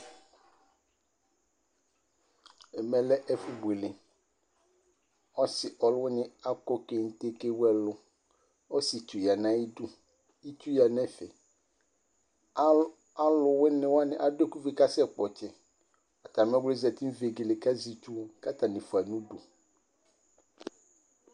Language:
Ikposo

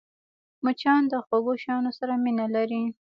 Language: Pashto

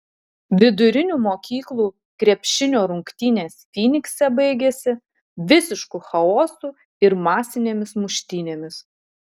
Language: Lithuanian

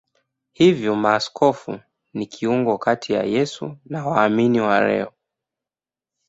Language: Swahili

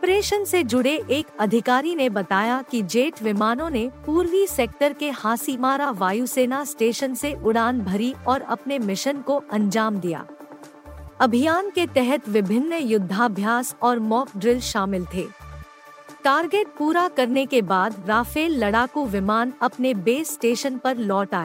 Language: Hindi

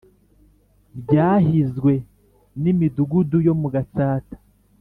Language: Kinyarwanda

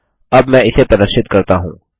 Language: Hindi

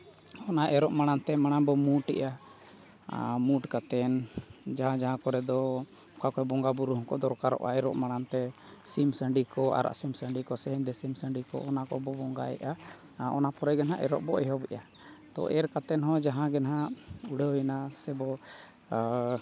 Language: Santali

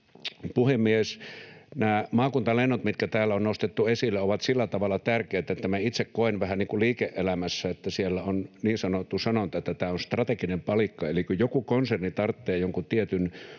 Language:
Finnish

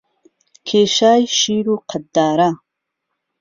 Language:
Central Kurdish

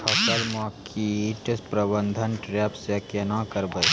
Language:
Maithili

